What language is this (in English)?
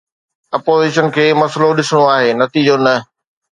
Sindhi